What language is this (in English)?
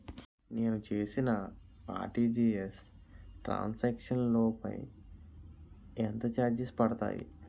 Telugu